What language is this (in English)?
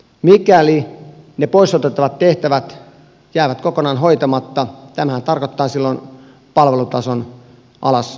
Finnish